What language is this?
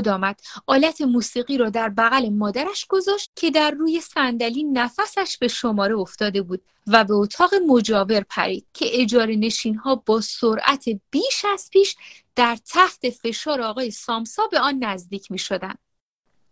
Persian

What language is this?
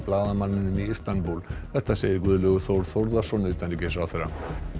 Icelandic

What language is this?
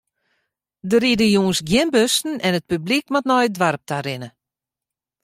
Western Frisian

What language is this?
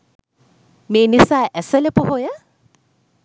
Sinhala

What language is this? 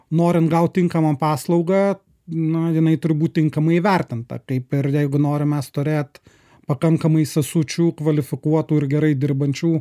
Lithuanian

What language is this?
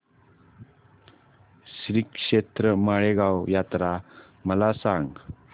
Marathi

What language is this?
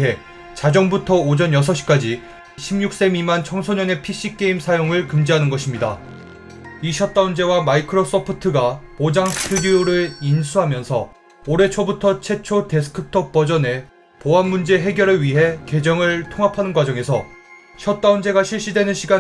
Korean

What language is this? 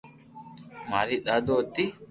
Loarki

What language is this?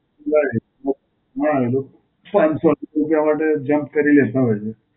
Gujarati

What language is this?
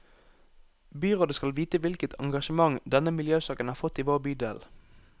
Norwegian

